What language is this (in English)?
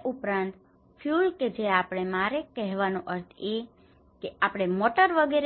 Gujarati